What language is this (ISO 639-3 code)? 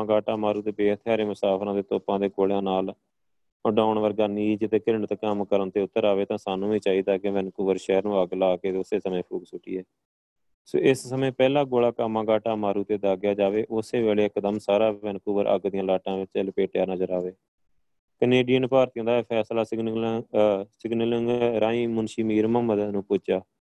pan